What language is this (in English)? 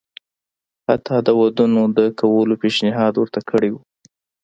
Pashto